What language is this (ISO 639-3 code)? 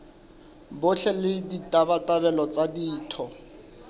sot